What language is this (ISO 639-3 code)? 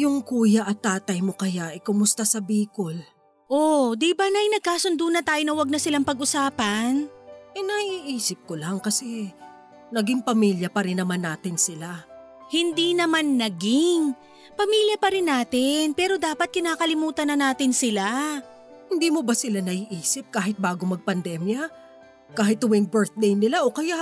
fil